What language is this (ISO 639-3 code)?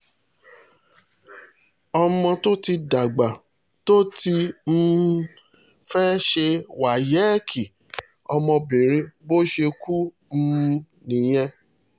yor